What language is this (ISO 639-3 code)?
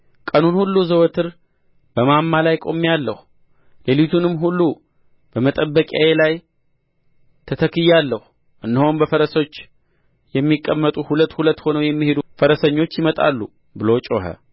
amh